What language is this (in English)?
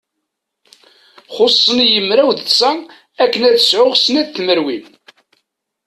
Kabyle